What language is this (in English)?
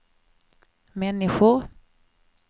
Swedish